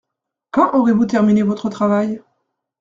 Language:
French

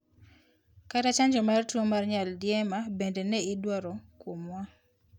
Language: Luo (Kenya and Tanzania)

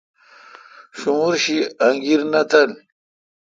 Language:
Kalkoti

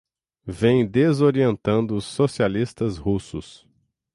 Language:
Portuguese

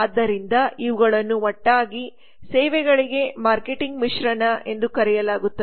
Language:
Kannada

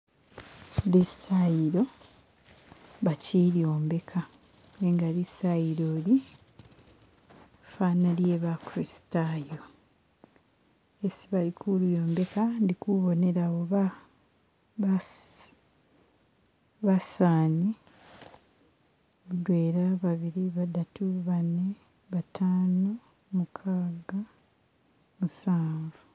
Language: Masaaba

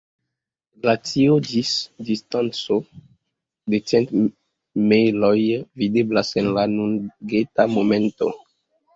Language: Esperanto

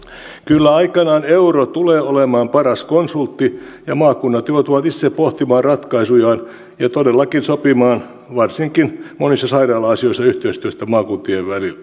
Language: Finnish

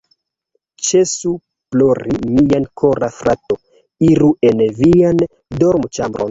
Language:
Esperanto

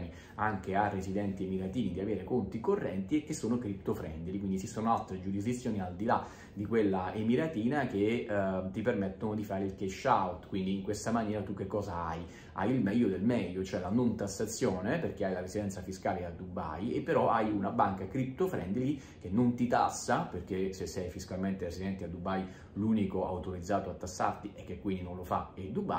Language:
Italian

